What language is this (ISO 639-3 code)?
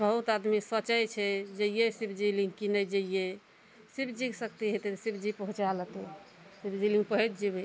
mai